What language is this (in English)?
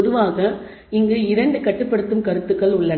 Tamil